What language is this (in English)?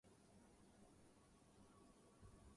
Urdu